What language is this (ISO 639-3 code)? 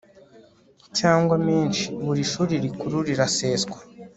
kin